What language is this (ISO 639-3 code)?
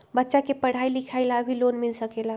mag